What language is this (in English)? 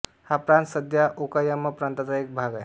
Marathi